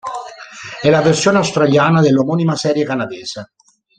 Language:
Italian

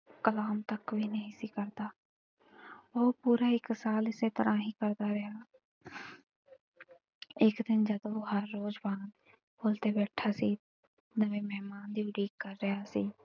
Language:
Punjabi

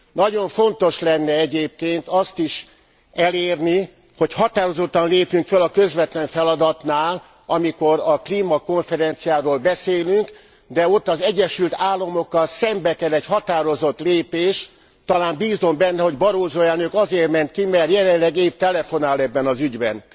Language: Hungarian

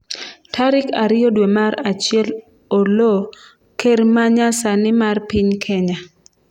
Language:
Luo (Kenya and Tanzania)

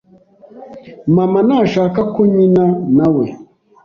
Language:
Kinyarwanda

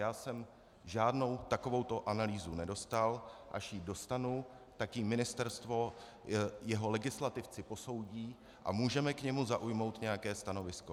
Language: Czech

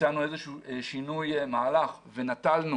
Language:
Hebrew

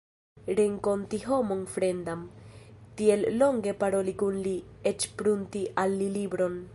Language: Esperanto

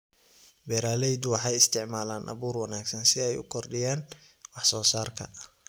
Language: Somali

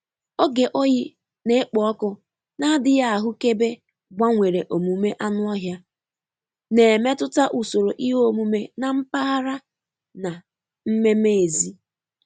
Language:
Igbo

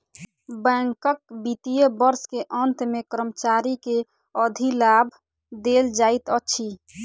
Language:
Maithili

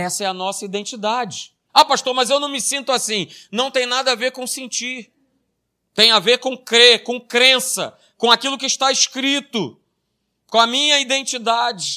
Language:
Portuguese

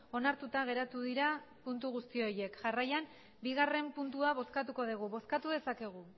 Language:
Basque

